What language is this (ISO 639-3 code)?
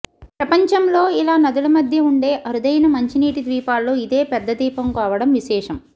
tel